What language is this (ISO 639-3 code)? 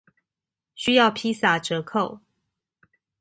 zho